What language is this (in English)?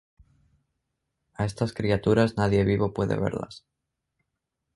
Spanish